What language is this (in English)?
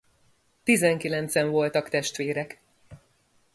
Hungarian